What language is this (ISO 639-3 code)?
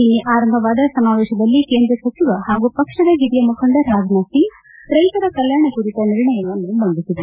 kan